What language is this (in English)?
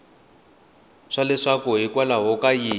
Tsonga